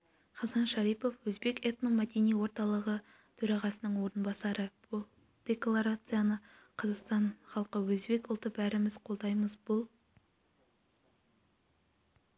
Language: Kazakh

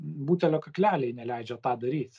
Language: Lithuanian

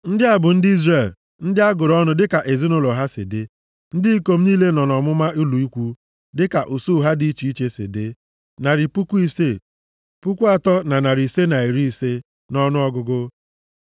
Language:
Igbo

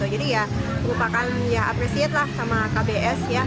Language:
Indonesian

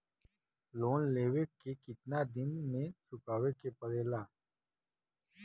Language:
Bhojpuri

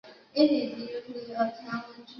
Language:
Chinese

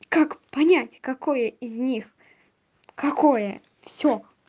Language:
Russian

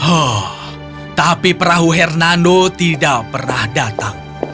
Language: Indonesian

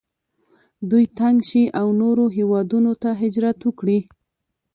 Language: Pashto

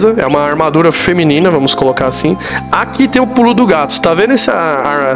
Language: Portuguese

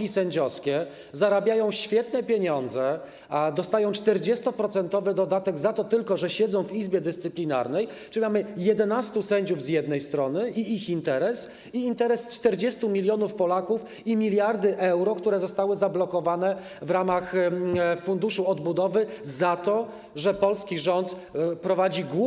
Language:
Polish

